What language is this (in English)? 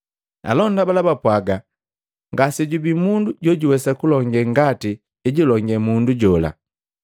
Matengo